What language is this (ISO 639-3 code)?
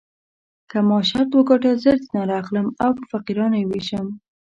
pus